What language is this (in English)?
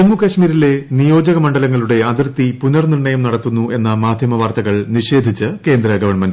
Malayalam